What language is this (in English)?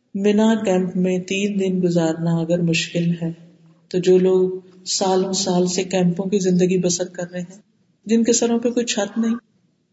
Urdu